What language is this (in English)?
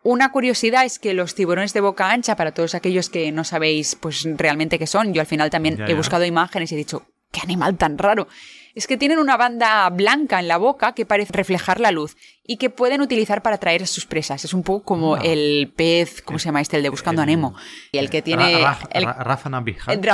Spanish